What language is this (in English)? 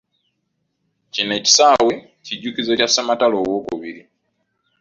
Ganda